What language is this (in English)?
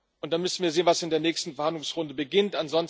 German